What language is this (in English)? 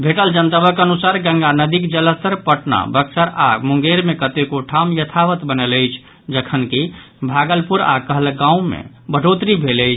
Maithili